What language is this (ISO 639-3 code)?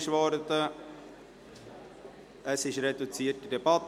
gsw